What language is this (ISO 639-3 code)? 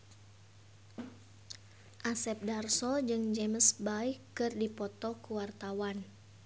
sun